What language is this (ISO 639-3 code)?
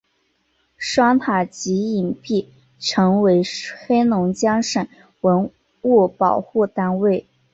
zho